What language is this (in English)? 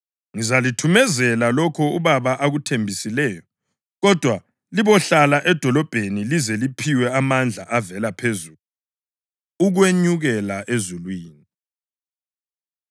North Ndebele